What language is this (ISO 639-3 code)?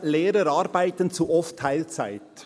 gsw